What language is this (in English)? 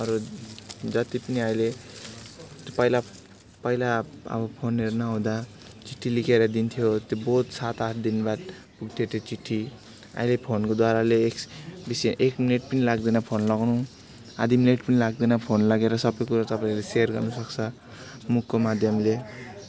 Nepali